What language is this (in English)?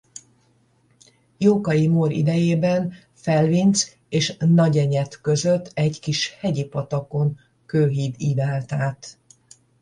Hungarian